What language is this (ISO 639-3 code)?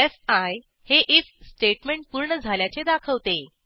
mar